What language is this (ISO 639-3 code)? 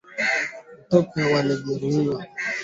swa